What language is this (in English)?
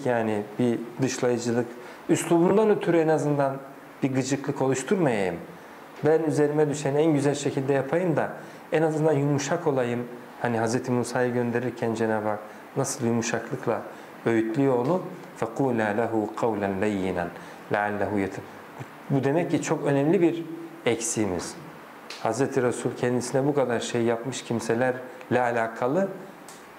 Turkish